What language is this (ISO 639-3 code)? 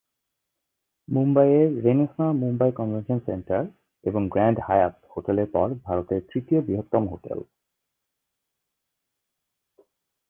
ben